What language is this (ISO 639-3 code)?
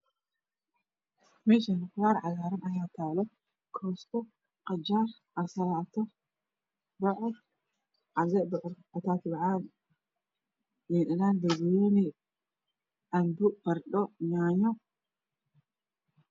som